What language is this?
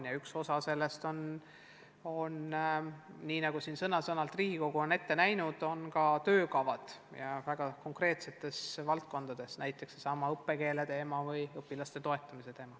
Estonian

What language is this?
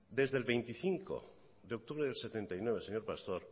Spanish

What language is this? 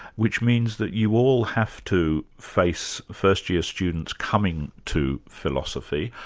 English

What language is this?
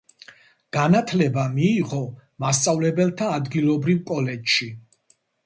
Georgian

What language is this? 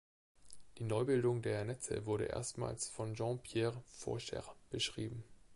German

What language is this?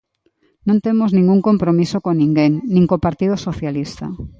Galician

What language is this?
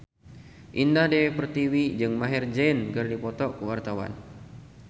Sundanese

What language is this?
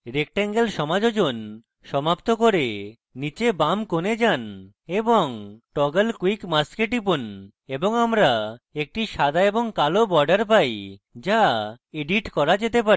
Bangla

